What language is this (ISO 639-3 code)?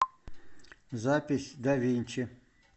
rus